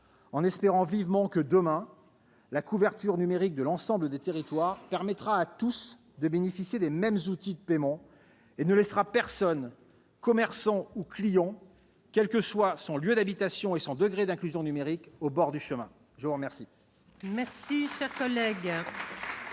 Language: French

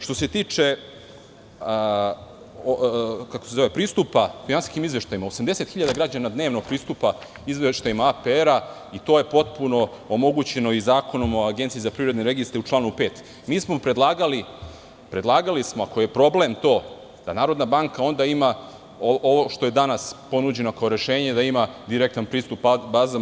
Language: Serbian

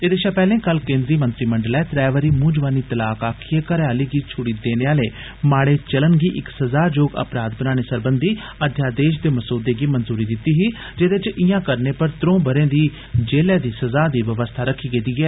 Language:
Dogri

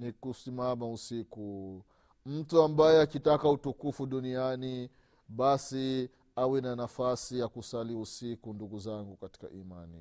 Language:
Swahili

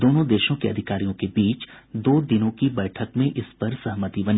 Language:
Hindi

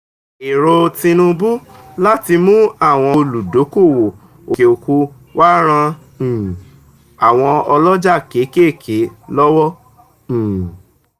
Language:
Yoruba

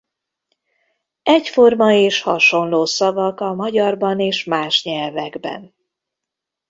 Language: Hungarian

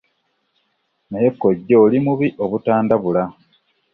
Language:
Ganda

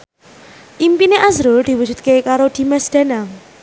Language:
Javanese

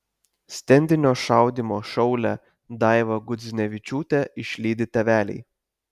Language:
Lithuanian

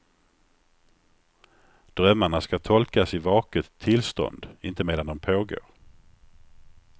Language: Swedish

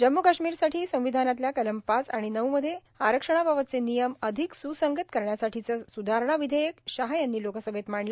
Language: Marathi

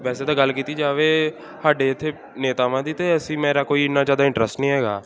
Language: Punjabi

